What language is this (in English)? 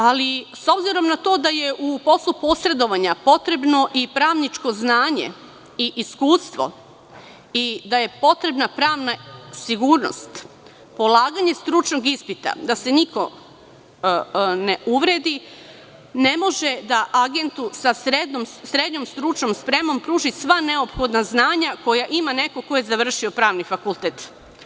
Serbian